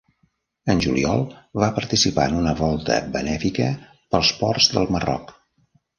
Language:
Catalan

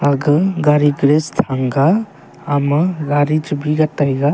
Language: Wancho Naga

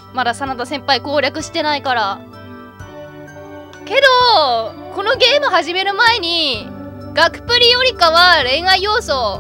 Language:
Japanese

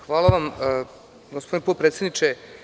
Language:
Serbian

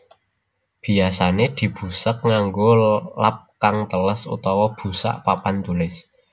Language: Javanese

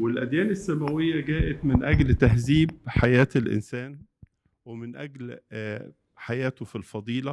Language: Arabic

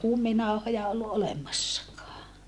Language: Finnish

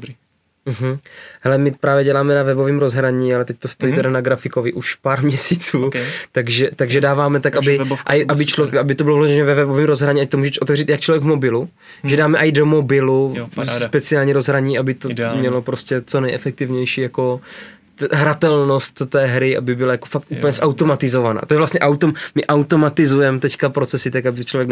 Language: Czech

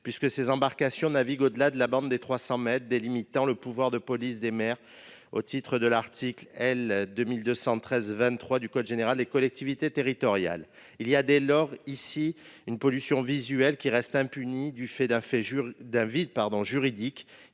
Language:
French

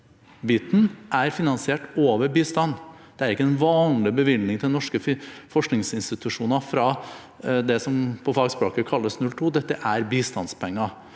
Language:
Norwegian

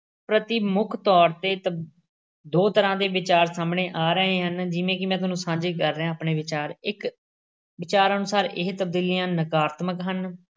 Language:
Punjabi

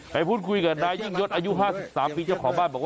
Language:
Thai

